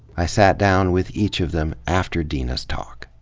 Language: English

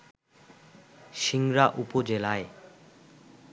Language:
Bangla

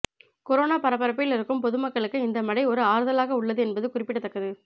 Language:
Tamil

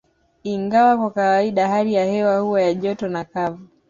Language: Swahili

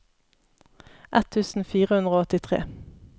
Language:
Norwegian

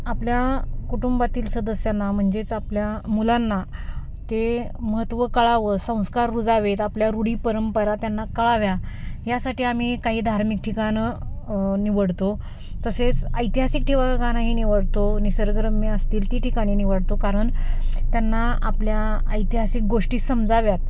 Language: Marathi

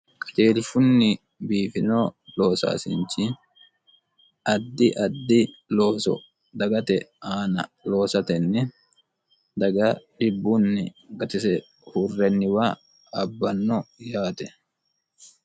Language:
Sidamo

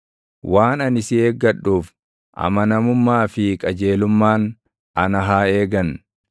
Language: Oromo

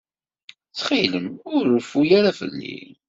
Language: Kabyle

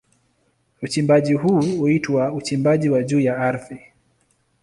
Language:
Swahili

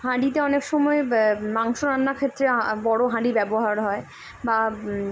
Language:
Bangla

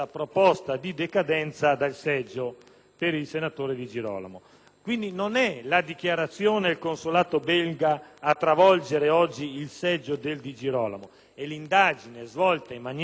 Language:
Italian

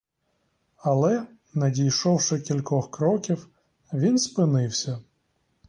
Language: Ukrainian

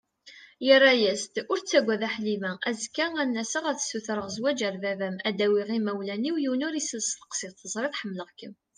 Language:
Kabyle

